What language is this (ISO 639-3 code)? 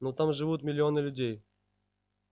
rus